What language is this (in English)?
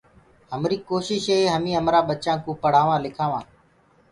Gurgula